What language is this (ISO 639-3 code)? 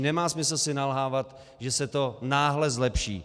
ces